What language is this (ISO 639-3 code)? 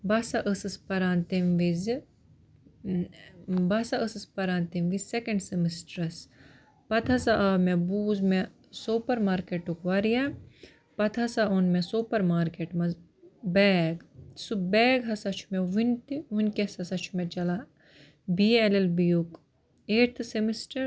kas